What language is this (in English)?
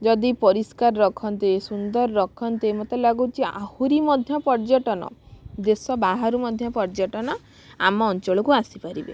Odia